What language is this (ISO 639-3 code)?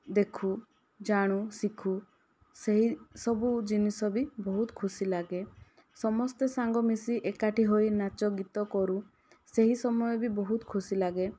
ori